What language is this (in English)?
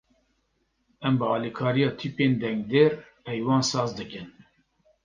Kurdish